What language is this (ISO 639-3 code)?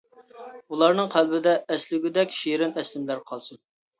uig